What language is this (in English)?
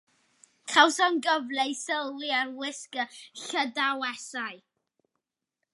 Welsh